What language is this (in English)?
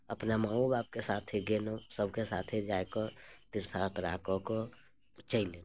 Maithili